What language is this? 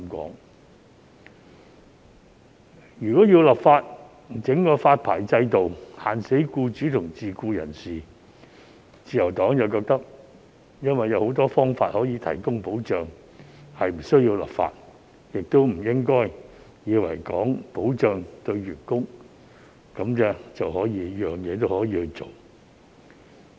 Cantonese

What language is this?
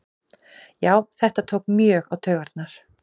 Icelandic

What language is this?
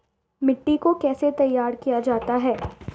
Hindi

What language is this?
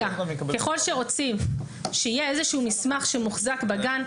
Hebrew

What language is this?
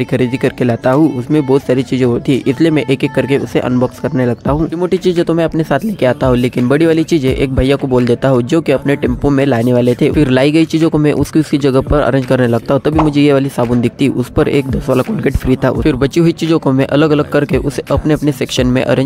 Hindi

